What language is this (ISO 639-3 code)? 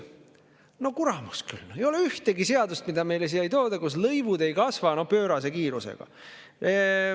est